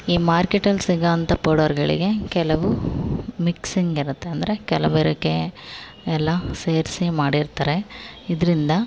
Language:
Kannada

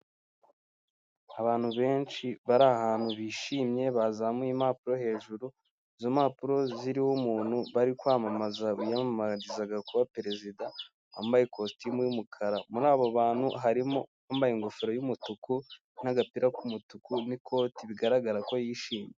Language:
Kinyarwanda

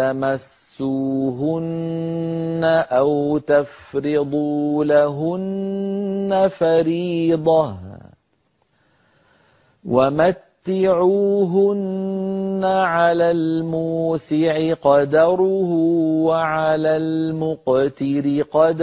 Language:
Arabic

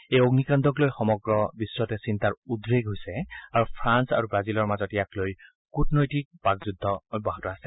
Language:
Assamese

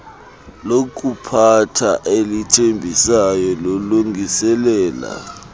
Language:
Xhosa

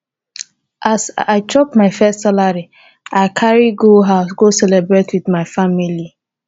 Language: Nigerian Pidgin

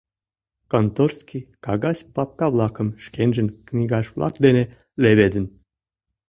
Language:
Mari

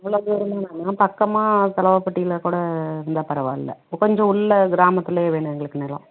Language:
Tamil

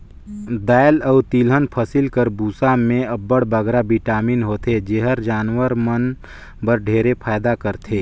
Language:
Chhattisgarhi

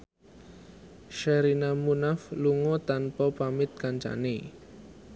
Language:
Javanese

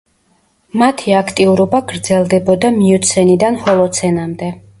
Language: Georgian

